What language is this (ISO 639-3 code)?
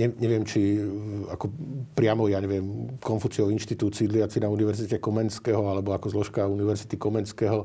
slk